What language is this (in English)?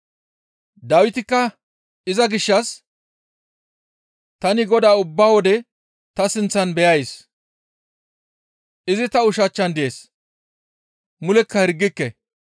Gamo